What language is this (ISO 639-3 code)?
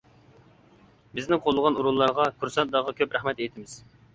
uig